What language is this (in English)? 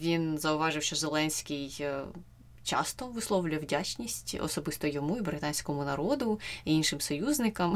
Ukrainian